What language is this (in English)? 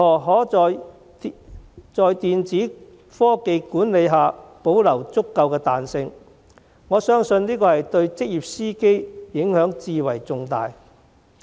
Cantonese